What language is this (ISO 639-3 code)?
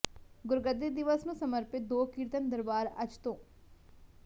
pan